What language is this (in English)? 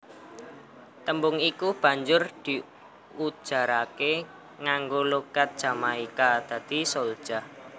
Javanese